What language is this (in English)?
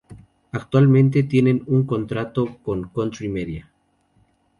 Spanish